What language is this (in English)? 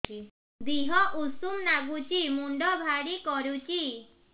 Odia